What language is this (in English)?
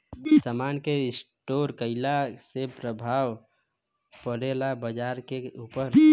Bhojpuri